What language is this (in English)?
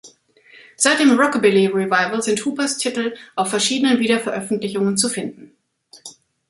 German